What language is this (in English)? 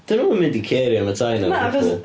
Welsh